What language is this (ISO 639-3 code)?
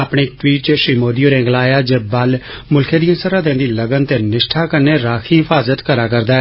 doi